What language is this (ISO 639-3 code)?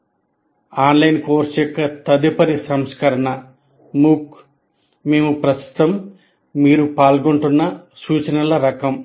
tel